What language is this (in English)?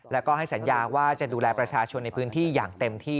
Thai